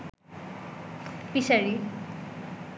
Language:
Bangla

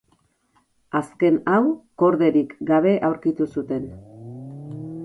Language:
Basque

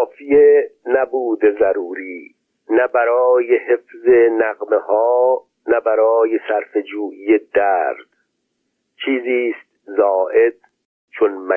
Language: Persian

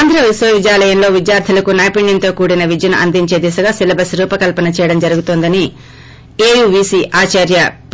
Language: Telugu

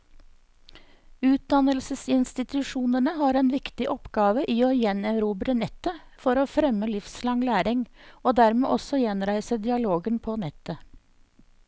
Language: Norwegian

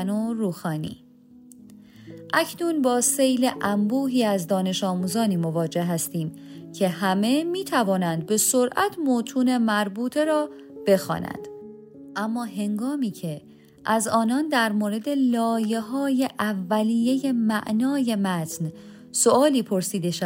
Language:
Persian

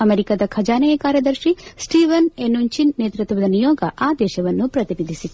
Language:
Kannada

